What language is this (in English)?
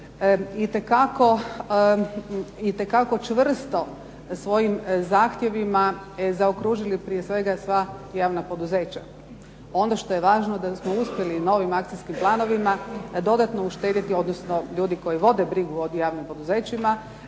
Croatian